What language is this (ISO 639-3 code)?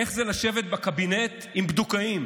heb